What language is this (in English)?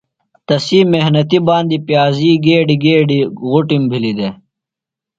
Phalura